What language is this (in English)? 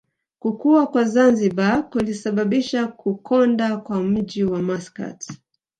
Swahili